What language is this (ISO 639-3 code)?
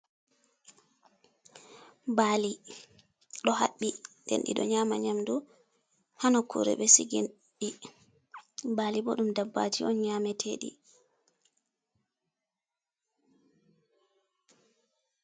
ful